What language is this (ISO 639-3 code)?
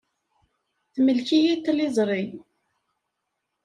kab